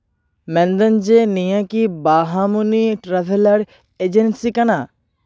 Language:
Santali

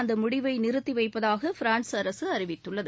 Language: Tamil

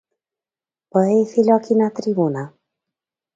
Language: Galician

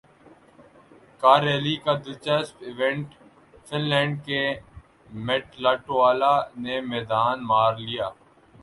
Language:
Urdu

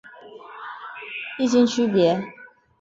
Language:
Chinese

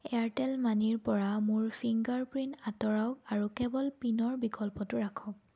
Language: Assamese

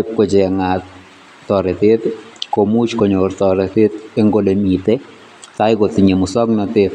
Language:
Kalenjin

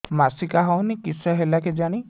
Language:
Odia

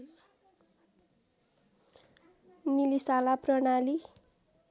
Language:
Nepali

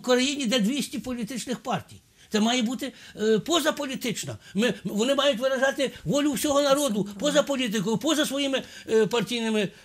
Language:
Ukrainian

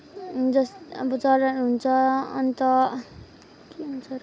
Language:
Nepali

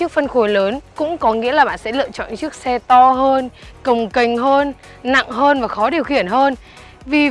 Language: Vietnamese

